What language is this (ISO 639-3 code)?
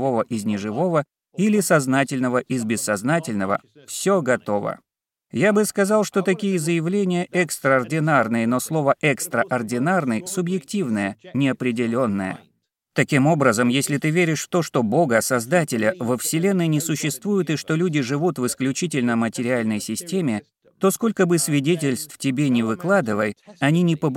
rus